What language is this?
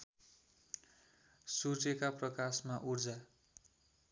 Nepali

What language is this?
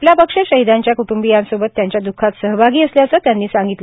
Marathi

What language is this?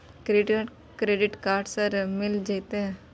Maithili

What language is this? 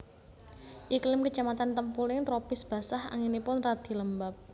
Javanese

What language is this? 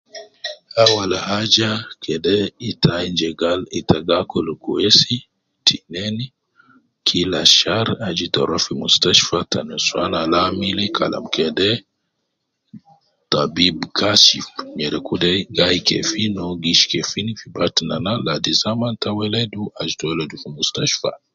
Nubi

